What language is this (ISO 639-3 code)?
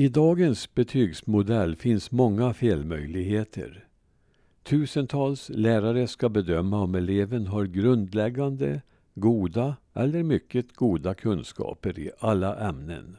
swe